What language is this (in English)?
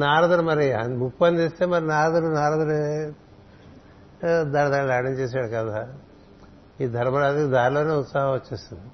Telugu